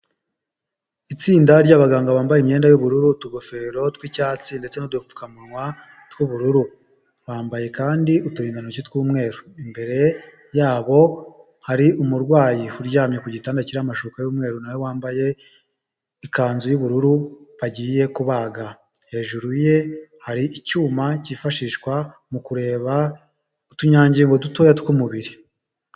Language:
Kinyarwanda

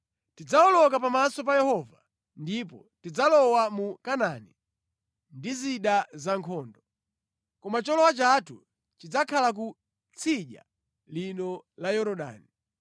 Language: Nyanja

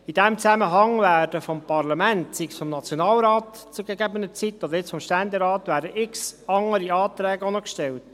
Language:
Swiss German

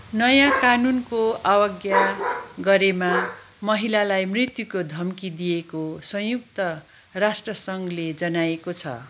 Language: Nepali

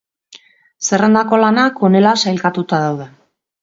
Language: Basque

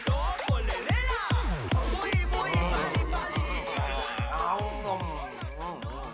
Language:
Thai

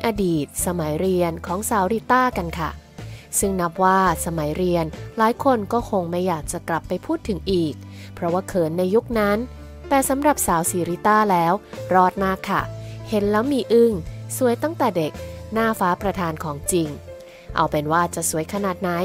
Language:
Thai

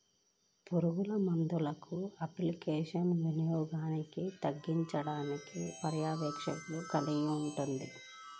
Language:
Telugu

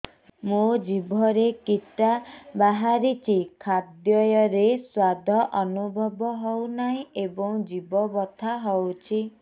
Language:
Odia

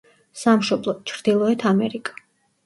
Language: Georgian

